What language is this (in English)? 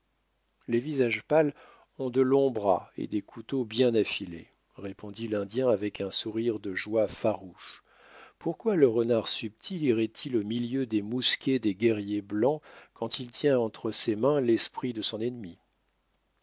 French